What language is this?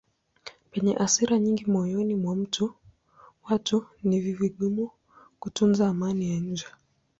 Swahili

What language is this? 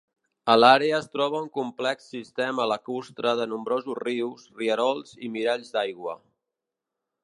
Catalan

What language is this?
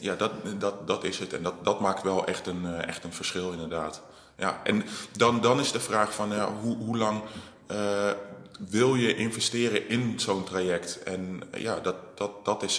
Dutch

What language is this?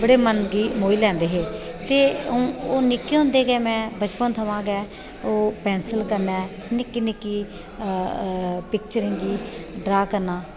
Dogri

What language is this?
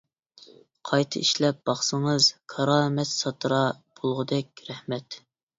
Uyghur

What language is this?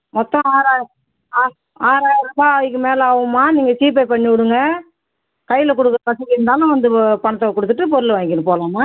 Tamil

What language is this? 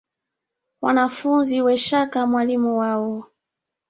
Swahili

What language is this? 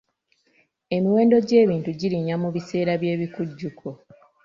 Ganda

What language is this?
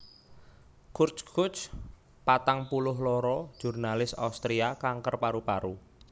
Javanese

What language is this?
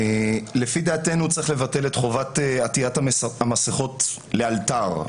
Hebrew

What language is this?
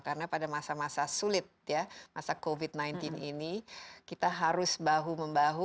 Indonesian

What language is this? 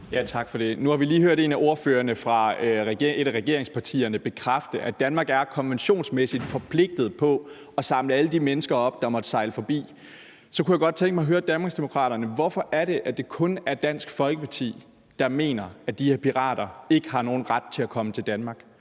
Danish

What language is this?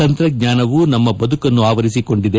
Kannada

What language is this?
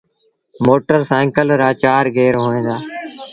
Sindhi Bhil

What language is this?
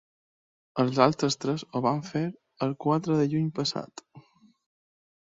Catalan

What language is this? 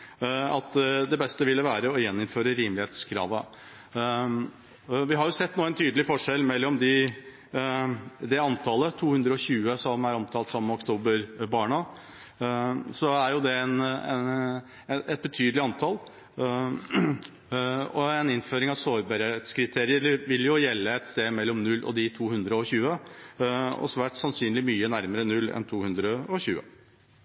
Norwegian Bokmål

